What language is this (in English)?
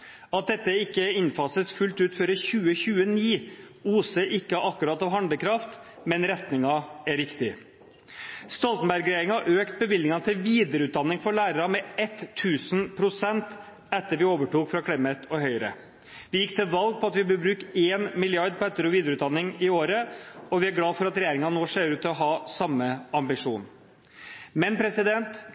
Norwegian Bokmål